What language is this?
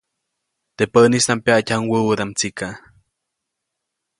Copainalá Zoque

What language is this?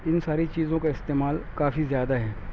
Urdu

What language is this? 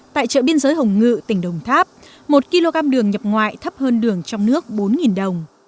Vietnamese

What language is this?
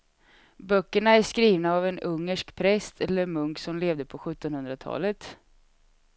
Swedish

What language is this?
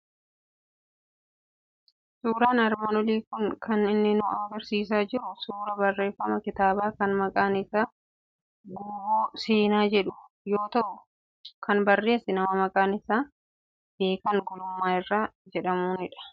Oromo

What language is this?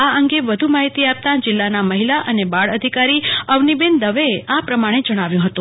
Gujarati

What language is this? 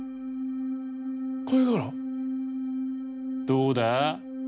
Japanese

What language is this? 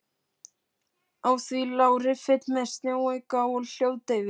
Icelandic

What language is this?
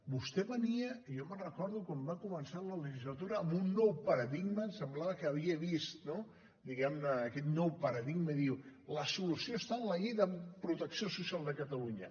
Catalan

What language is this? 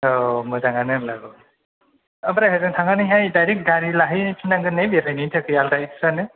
Bodo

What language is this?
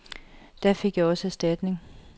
Danish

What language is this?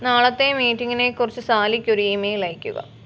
Malayalam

